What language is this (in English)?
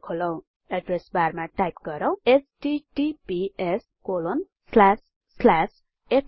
Nepali